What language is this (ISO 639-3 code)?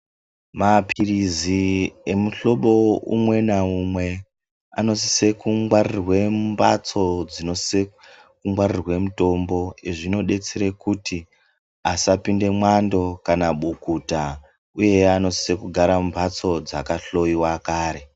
ndc